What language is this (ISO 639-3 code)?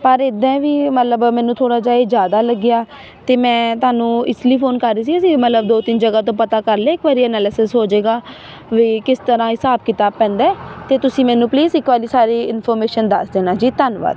pan